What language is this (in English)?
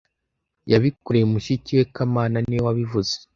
Kinyarwanda